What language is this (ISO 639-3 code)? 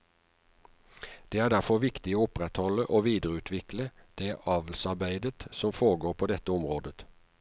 nor